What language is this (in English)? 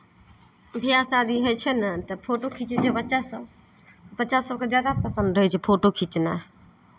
Maithili